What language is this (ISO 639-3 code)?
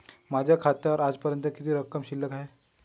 mar